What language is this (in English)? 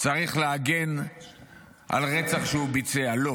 Hebrew